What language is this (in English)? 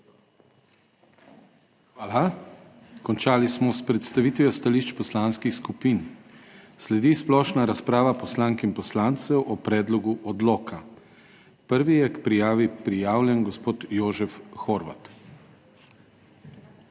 Slovenian